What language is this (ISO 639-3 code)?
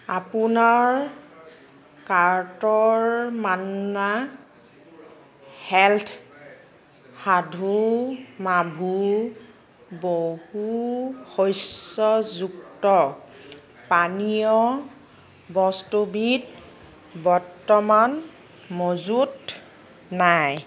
asm